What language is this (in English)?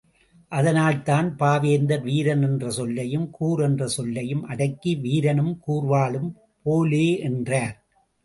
Tamil